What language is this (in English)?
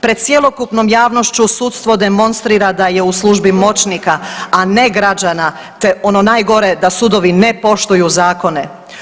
Croatian